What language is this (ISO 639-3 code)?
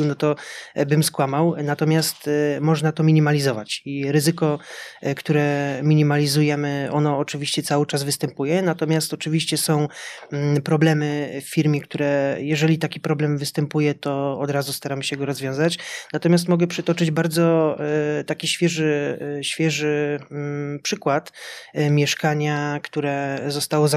pol